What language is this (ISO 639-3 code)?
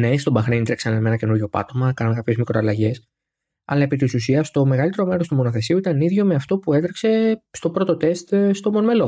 ell